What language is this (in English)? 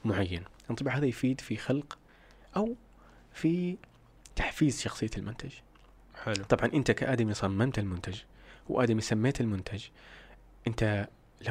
Arabic